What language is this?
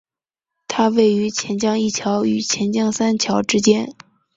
Chinese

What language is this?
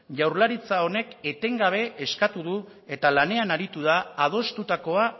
Basque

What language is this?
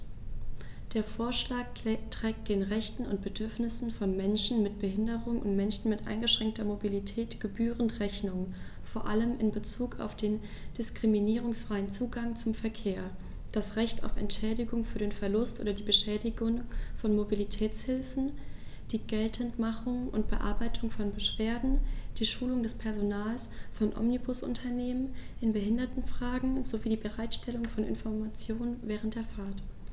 German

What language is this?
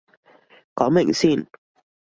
Cantonese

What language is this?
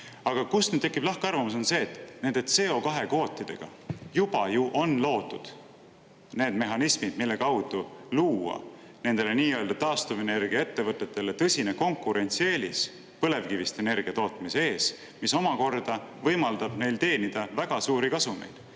Estonian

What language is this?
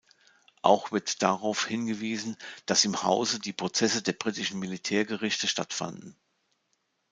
German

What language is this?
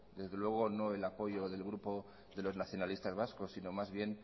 Spanish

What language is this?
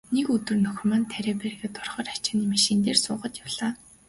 Mongolian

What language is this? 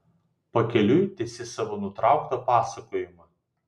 Lithuanian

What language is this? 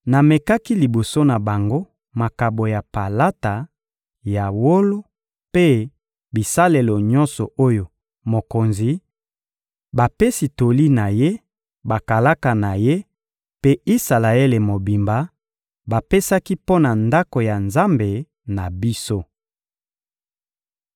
Lingala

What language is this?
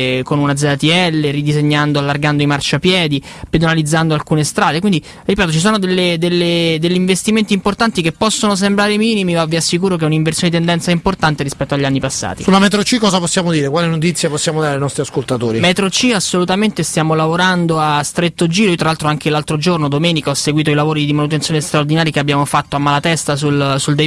Italian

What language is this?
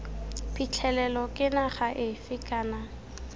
Tswana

